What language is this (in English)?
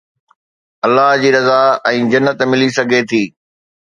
Sindhi